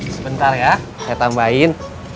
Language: Indonesian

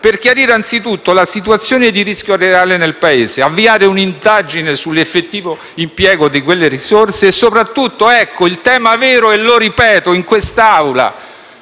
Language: Italian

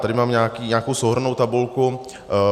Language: Czech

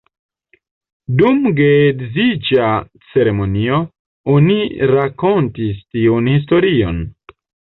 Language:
Esperanto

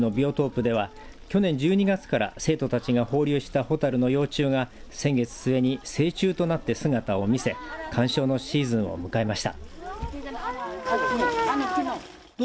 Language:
Japanese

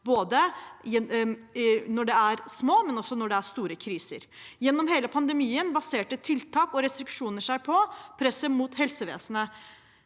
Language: Norwegian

